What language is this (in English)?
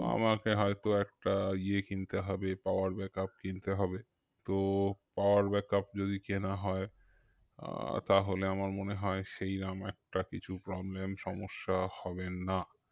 Bangla